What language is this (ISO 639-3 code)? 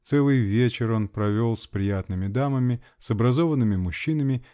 rus